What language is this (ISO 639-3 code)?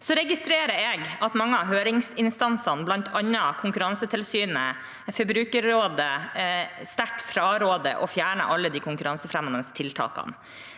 nor